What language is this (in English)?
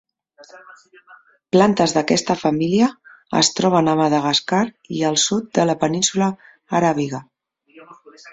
Catalan